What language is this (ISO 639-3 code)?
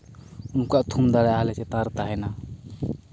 sat